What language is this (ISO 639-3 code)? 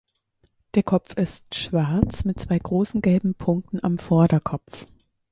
deu